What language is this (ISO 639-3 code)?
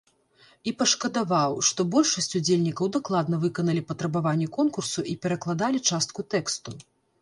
bel